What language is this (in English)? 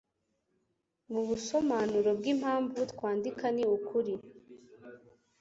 Kinyarwanda